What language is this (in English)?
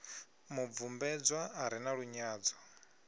Venda